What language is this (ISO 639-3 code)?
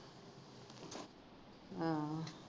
pan